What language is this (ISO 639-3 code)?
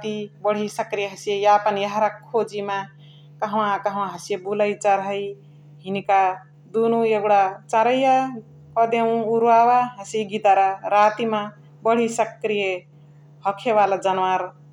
the